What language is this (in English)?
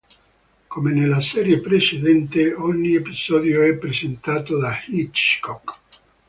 Italian